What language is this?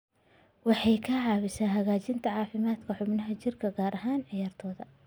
Somali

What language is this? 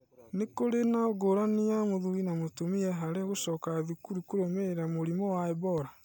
Kikuyu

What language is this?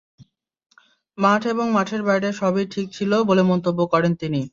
Bangla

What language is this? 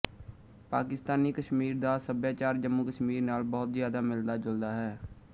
Punjabi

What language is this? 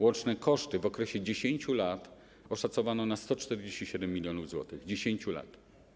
Polish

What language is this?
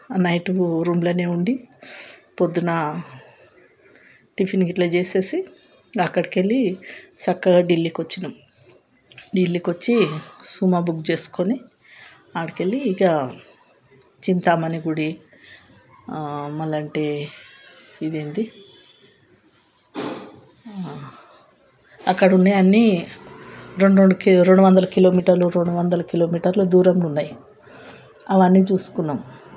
Telugu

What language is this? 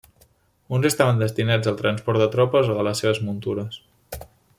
Catalan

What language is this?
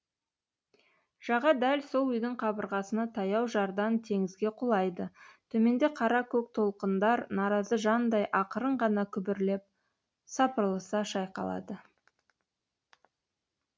Kazakh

